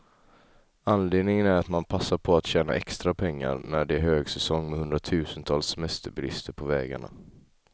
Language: Swedish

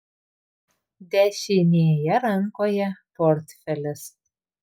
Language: Lithuanian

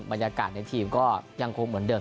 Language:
Thai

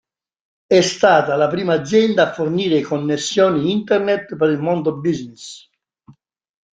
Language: Italian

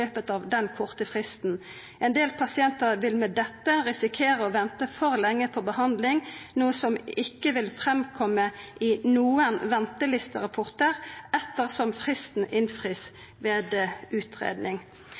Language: Norwegian Nynorsk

